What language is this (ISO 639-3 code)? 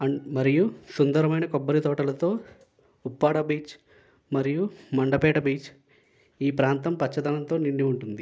tel